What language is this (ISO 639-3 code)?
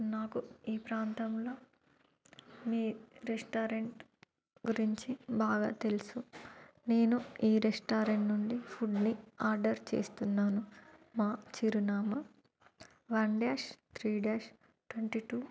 tel